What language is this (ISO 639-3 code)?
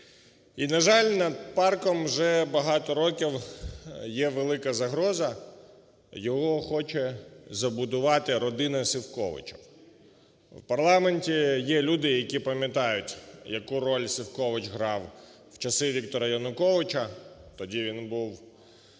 ukr